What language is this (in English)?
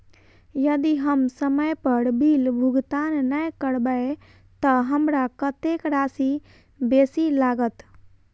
Maithili